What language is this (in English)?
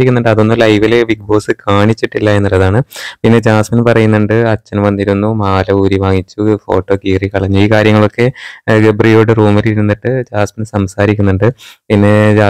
Malayalam